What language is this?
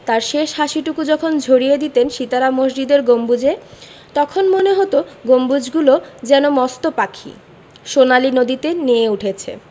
Bangla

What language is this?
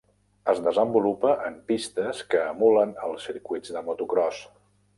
Catalan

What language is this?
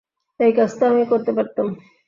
Bangla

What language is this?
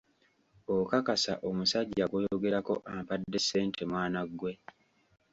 Ganda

